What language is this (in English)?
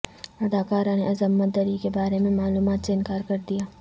Urdu